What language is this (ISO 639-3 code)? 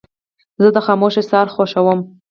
pus